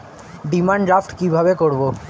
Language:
Bangla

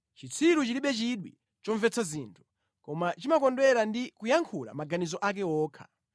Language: Nyanja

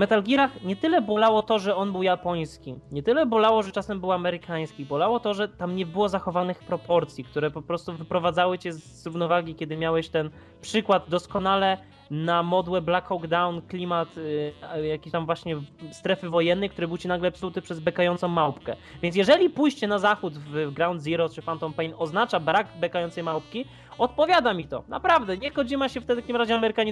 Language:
Polish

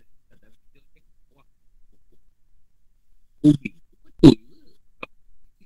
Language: Malay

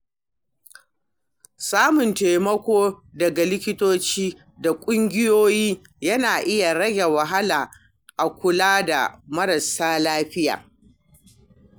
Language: Hausa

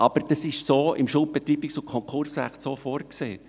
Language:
Swiss German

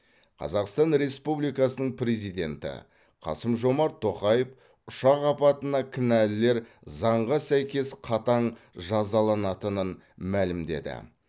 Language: Kazakh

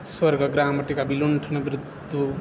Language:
Sanskrit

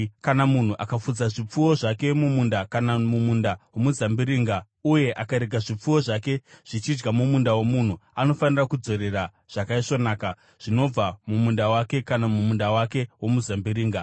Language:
Shona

